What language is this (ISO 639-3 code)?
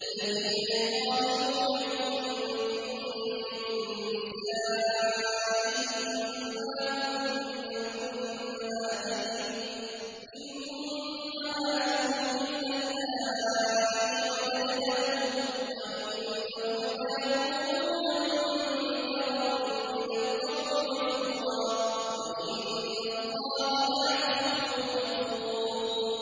ara